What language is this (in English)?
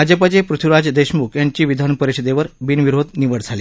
Marathi